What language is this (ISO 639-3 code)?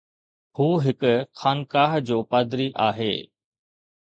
snd